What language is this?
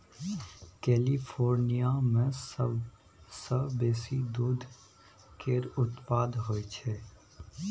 Maithili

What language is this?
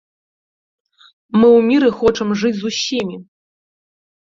Belarusian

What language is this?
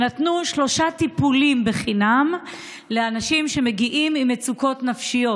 Hebrew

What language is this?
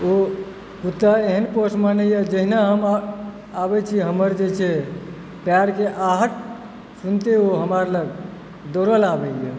Maithili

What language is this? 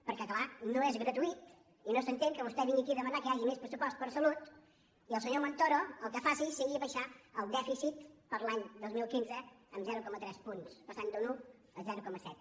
Catalan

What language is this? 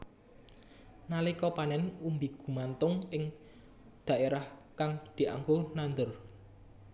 Javanese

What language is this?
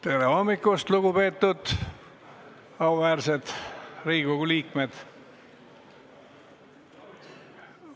Estonian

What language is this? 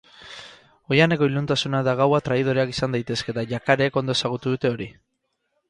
Basque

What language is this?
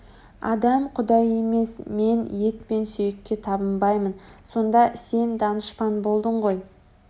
Kazakh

